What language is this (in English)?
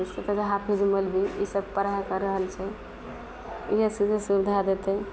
Maithili